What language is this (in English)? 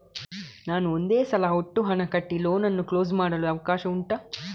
Kannada